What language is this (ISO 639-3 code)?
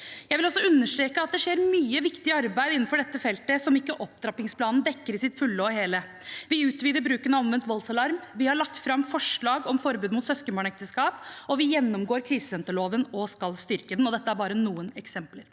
nor